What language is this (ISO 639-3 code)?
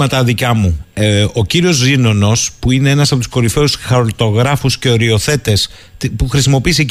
ell